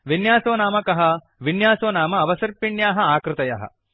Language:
Sanskrit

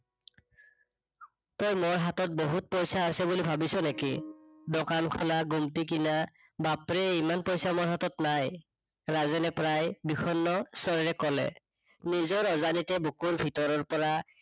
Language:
Assamese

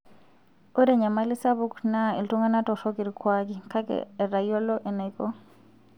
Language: Masai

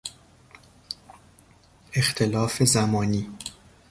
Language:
Persian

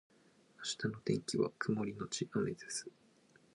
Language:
Japanese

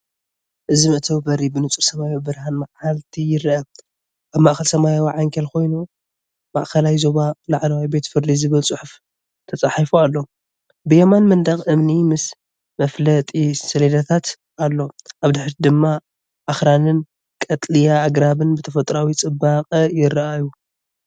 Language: Tigrinya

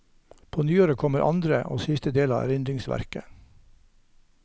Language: Norwegian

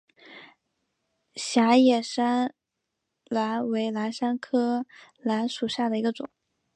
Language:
Chinese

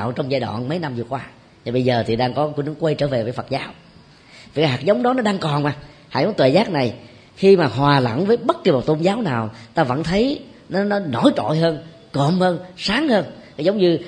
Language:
Vietnamese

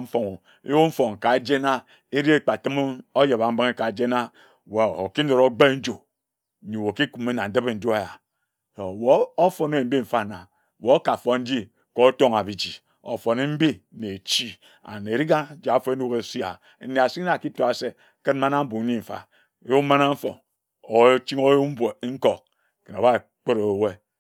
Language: Ejagham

